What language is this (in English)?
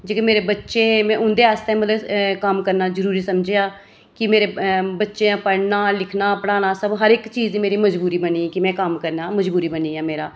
Dogri